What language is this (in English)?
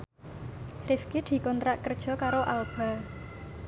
Javanese